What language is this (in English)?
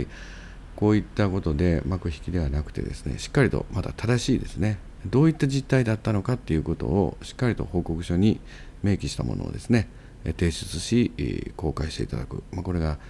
Japanese